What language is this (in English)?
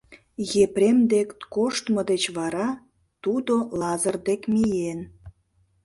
Mari